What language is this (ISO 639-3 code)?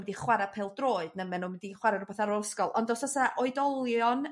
cym